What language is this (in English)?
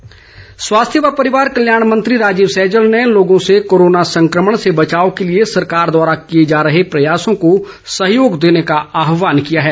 Hindi